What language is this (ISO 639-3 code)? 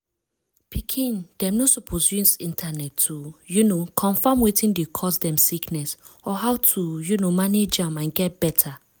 pcm